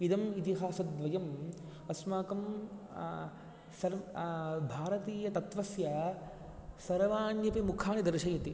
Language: Sanskrit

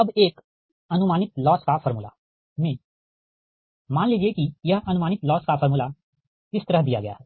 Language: Hindi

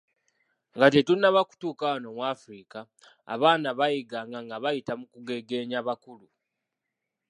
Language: Ganda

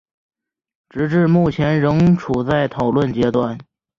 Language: Chinese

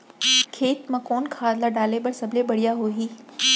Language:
Chhattisgarhi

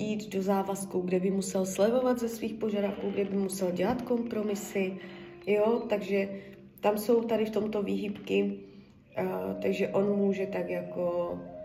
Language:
Czech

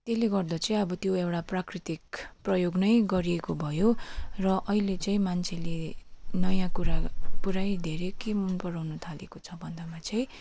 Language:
Nepali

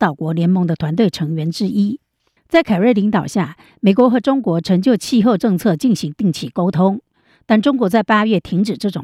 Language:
Chinese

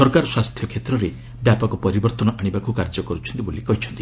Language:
Odia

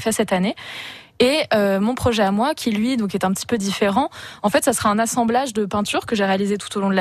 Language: French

